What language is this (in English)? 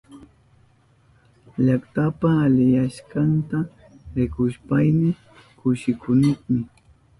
Southern Pastaza Quechua